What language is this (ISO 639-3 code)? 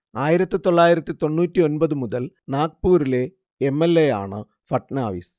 mal